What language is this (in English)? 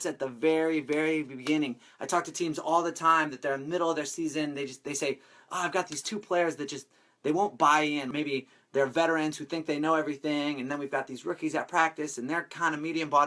English